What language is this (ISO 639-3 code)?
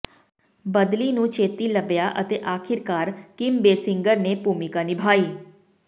pan